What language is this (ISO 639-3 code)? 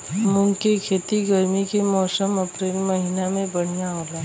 bho